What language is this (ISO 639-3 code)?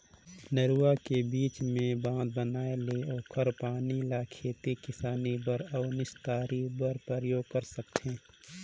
hne